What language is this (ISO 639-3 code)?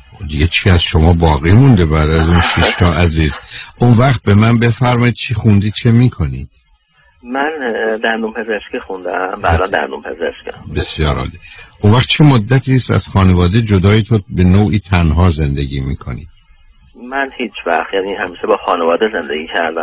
fas